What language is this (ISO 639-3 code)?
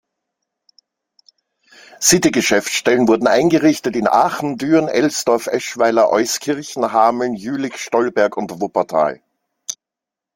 deu